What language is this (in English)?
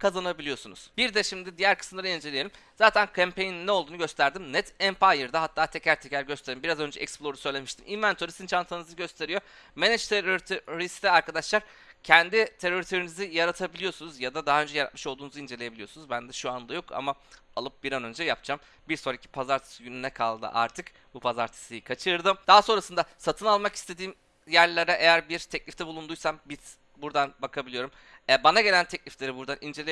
Turkish